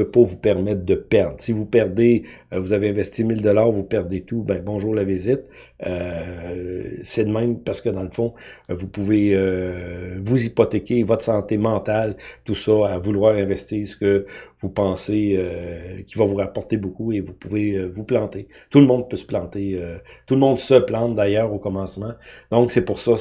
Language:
French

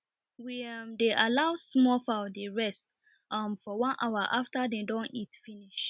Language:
Nigerian Pidgin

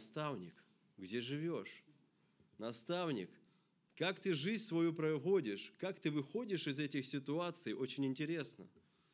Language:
Russian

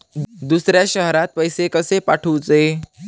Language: Marathi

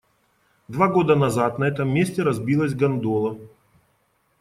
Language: Russian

